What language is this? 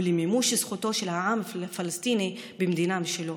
Hebrew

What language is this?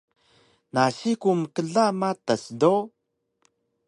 Taroko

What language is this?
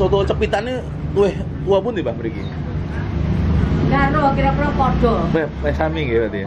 Indonesian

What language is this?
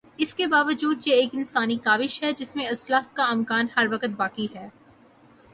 Urdu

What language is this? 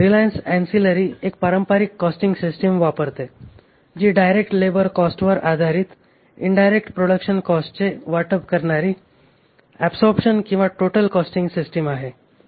Marathi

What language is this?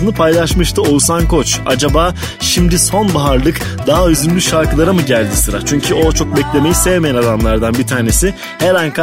Turkish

